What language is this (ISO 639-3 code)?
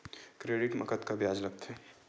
hne